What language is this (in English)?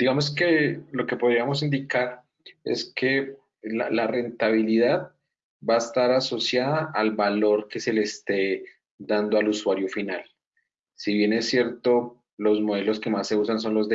Spanish